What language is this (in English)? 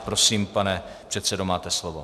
Czech